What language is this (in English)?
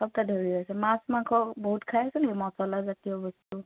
Assamese